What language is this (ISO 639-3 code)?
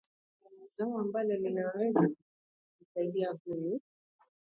swa